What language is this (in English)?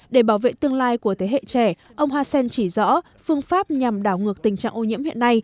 Vietnamese